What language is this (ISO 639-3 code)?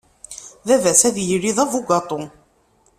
kab